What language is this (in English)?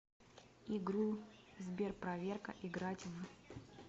Russian